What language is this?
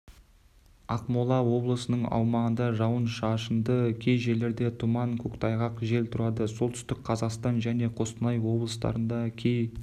Kazakh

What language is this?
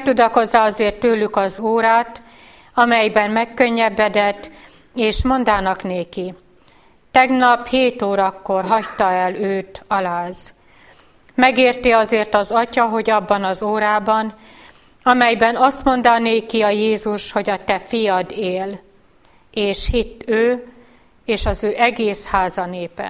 Hungarian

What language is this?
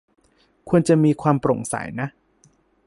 Thai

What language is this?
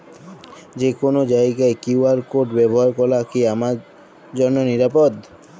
Bangla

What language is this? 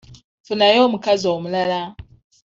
Ganda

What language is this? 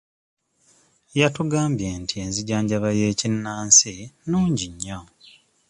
Ganda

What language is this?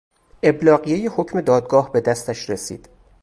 Persian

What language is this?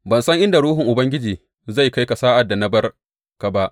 Hausa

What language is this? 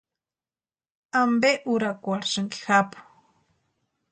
Western Highland Purepecha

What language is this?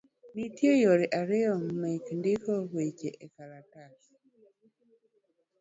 Luo (Kenya and Tanzania)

